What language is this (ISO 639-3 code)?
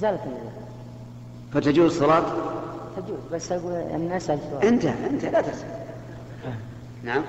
ara